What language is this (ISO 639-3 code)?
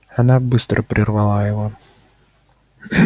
rus